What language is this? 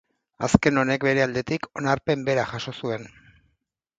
Basque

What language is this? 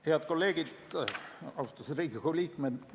Estonian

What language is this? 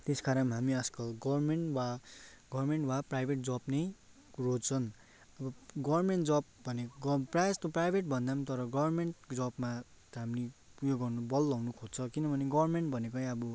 Nepali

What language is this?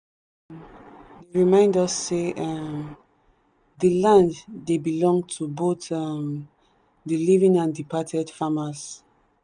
Nigerian Pidgin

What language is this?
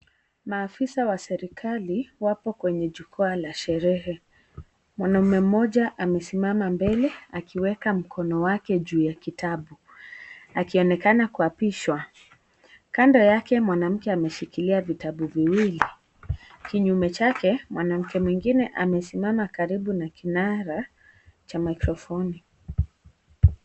Swahili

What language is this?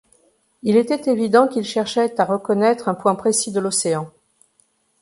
French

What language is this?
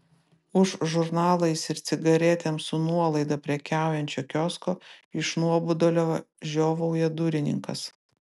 Lithuanian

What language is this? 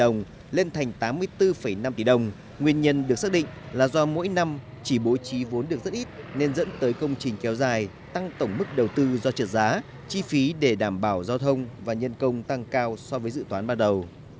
Vietnamese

